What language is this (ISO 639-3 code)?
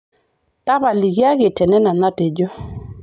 mas